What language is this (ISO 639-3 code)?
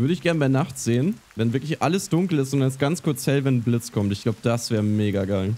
deu